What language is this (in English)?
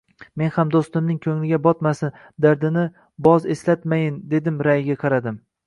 Uzbek